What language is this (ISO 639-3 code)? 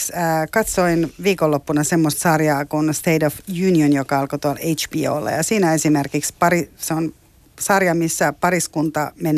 fin